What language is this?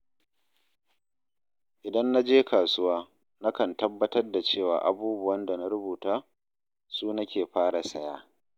Hausa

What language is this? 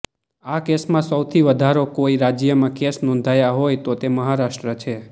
Gujarati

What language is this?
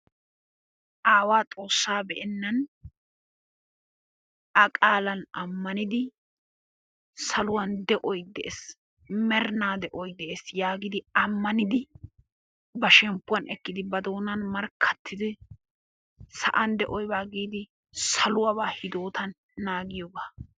Wolaytta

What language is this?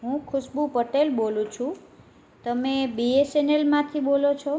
Gujarati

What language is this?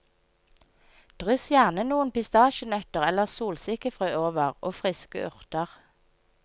Norwegian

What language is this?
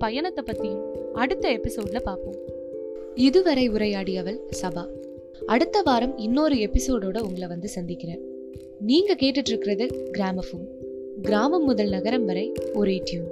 Tamil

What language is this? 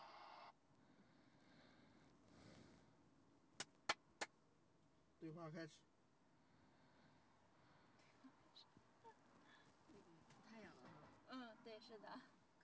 Chinese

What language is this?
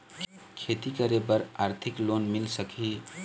Chhattisgarhi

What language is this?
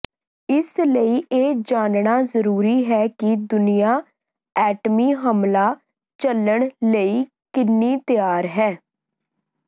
Punjabi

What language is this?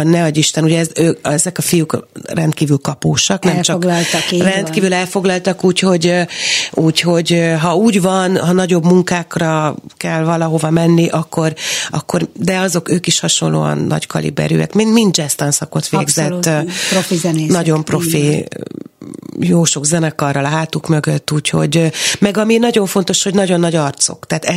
Hungarian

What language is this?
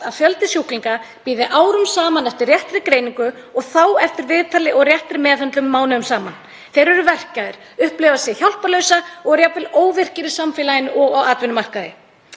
Icelandic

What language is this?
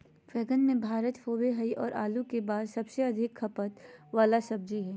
Magahi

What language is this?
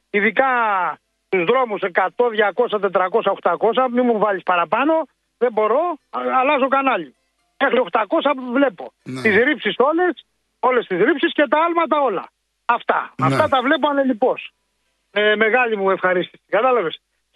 Greek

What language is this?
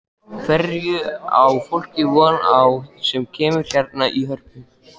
Icelandic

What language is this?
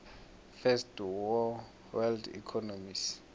South Ndebele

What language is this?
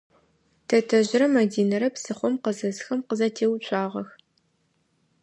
Adyghe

